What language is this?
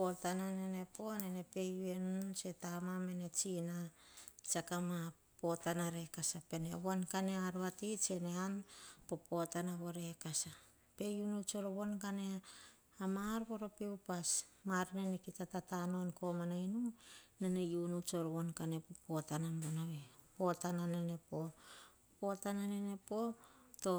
Hahon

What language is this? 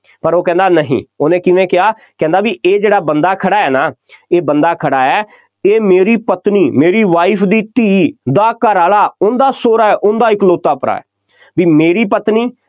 Punjabi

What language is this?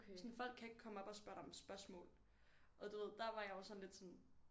Danish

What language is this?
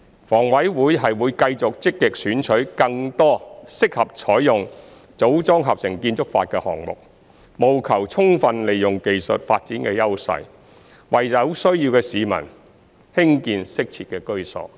Cantonese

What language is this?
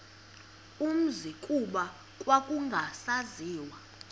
Xhosa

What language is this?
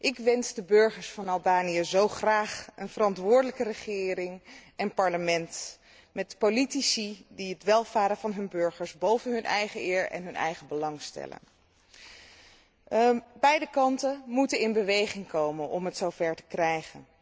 Dutch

